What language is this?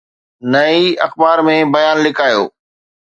Sindhi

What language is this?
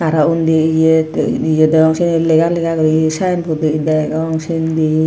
Chakma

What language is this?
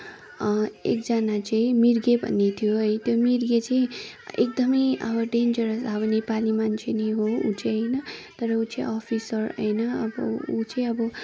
Nepali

